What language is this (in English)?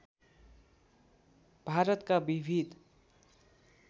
Nepali